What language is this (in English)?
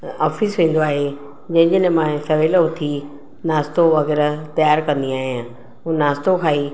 Sindhi